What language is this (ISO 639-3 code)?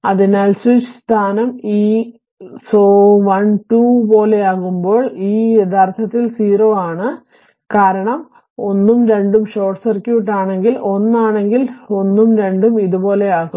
mal